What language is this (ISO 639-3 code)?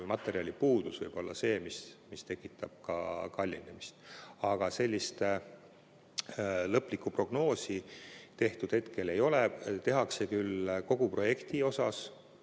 est